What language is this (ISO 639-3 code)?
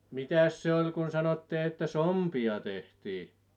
fin